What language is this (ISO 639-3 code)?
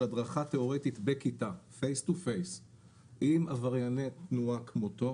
heb